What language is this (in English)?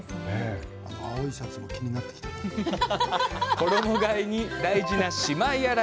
Japanese